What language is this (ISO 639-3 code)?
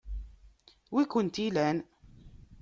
kab